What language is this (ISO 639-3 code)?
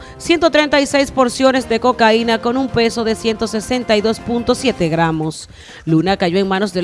spa